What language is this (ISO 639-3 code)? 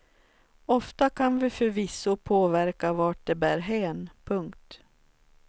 swe